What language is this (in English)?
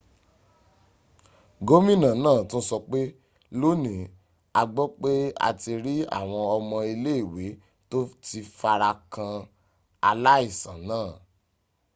Yoruba